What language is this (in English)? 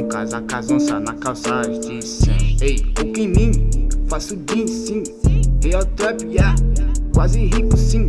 Portuguese